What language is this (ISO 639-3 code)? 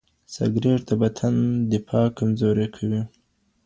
pus